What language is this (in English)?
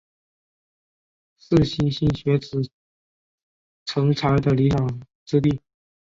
Chinese